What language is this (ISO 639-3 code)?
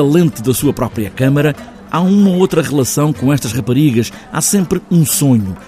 por